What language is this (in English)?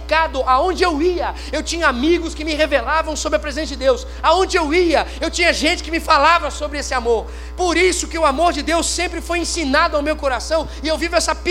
Portuguese